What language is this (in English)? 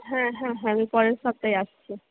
Bangla